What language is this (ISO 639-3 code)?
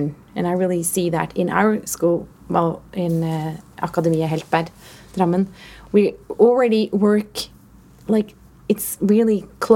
eng